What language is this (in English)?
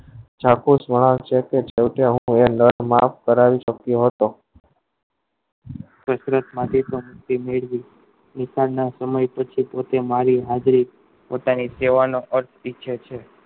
Gujarati